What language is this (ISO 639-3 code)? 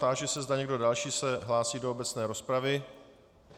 ces